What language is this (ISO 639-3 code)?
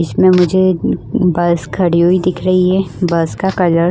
hin